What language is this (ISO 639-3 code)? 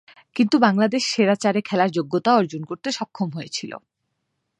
ben